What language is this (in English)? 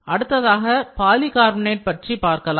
Tamil